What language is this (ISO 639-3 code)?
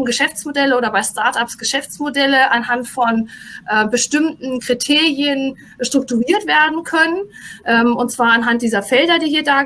deu